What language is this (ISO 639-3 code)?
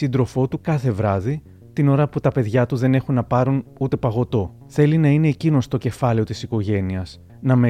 ell